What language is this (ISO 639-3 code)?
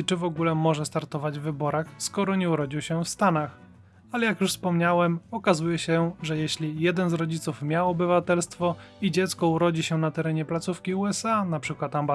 pol